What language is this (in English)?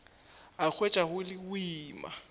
Northern Sotho